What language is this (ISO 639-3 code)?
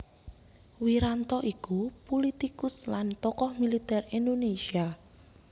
jav